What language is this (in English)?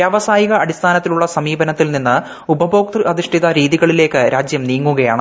Malayalam